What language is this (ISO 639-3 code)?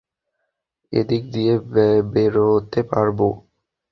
ben